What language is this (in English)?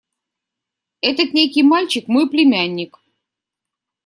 Russian